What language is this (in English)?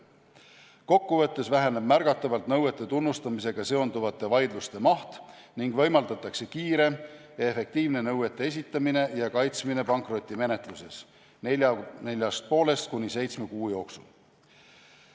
Estonian